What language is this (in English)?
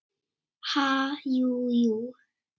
Icelandic